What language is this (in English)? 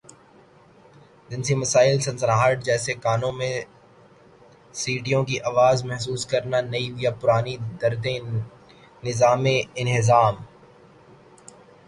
Urdu